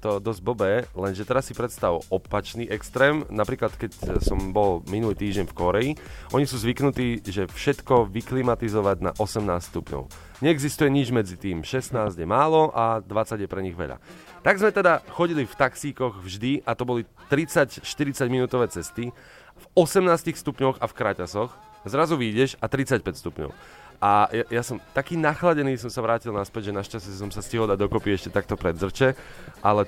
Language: Slovak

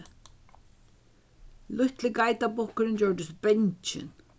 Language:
Faroese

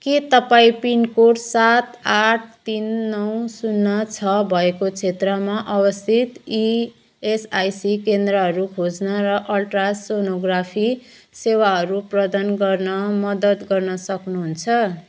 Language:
Nepali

